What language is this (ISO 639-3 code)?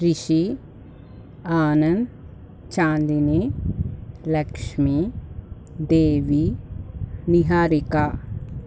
tel